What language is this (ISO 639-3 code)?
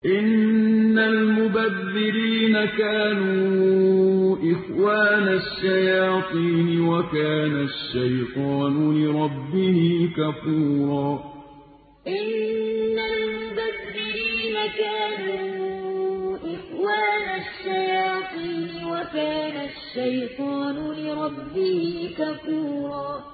ara